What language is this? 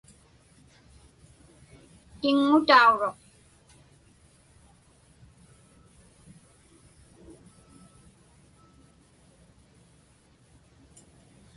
Inupiaq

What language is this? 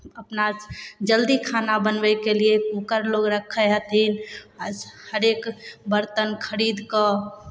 Maithili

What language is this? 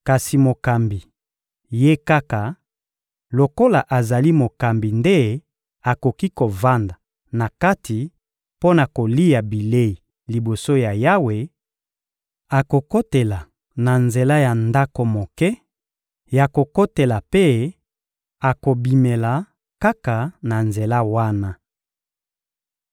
Lingala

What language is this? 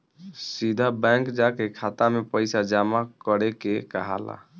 Bhojpuri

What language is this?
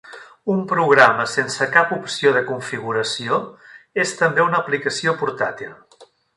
Catalan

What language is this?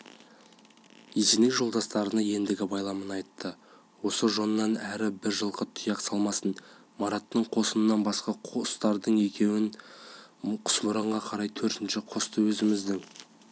Kazakh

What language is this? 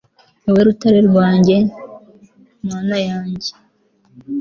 Kinyarwanda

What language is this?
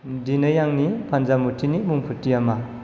Bodo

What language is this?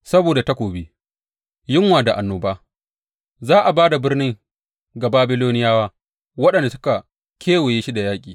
Hausa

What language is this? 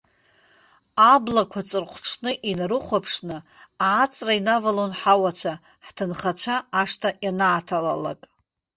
Abkhazian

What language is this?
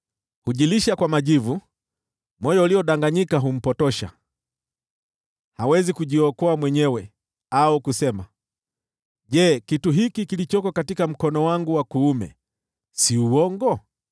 Swahili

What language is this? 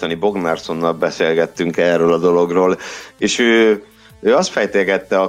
Hungarian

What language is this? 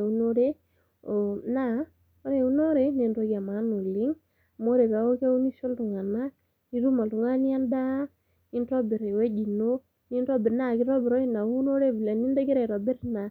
Masai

